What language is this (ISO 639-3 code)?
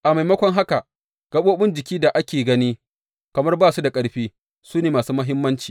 hau